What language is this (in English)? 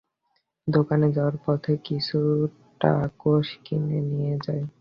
Bangla